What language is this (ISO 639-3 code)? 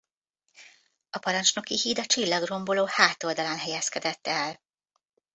hun